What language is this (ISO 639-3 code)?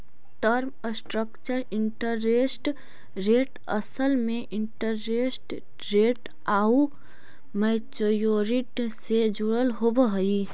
mag